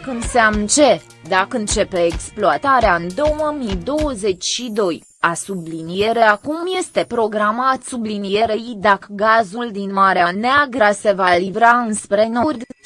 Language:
Romanian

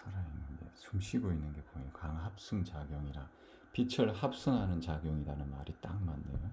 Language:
Korean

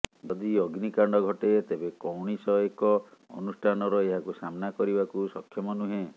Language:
Odia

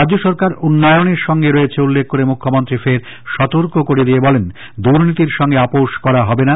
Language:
Bangla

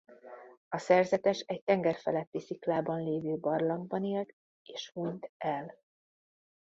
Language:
Hungarian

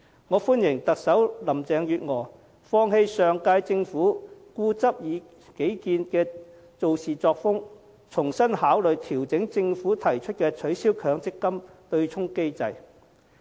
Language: Cantonese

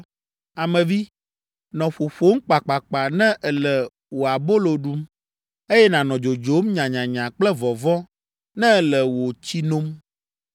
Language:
Ewe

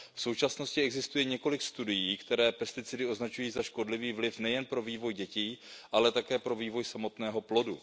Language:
Czech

